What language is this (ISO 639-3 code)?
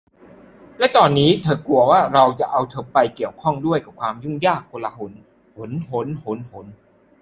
tha